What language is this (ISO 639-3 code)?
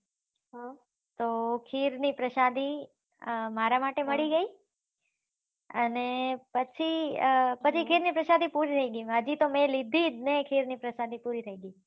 guj